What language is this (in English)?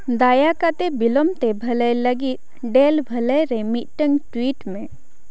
Santali